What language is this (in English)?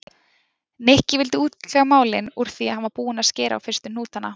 Icelandic